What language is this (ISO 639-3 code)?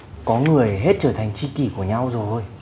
vie